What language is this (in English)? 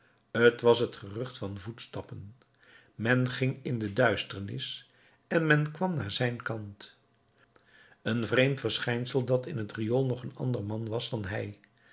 Dutch